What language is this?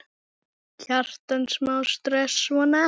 Icelandic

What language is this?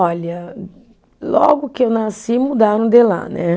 Portuguese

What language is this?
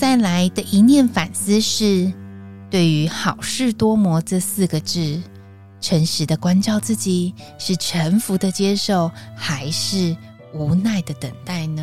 Chinese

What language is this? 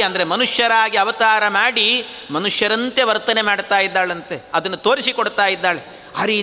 Kannada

